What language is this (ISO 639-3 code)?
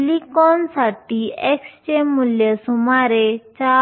mar